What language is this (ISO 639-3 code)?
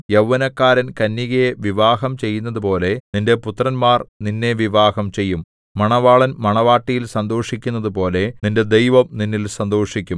mal